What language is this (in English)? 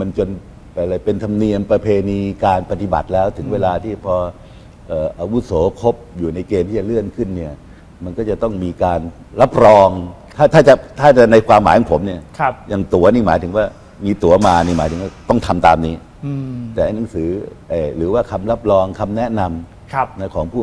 Thai